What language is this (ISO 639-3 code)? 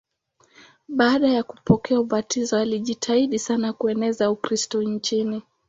swa